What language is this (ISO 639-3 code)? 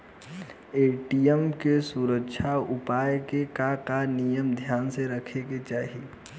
bho